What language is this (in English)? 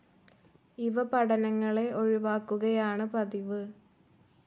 Malayalam